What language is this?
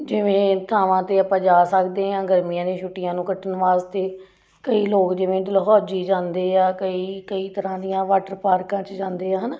Punjabi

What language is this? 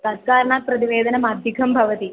Sanskrit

